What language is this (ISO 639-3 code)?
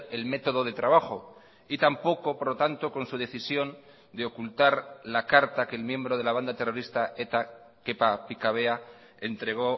spa